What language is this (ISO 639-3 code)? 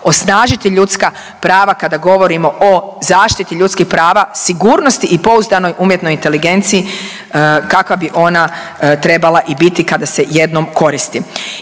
hrv